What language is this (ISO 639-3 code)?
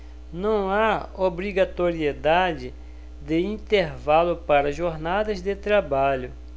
por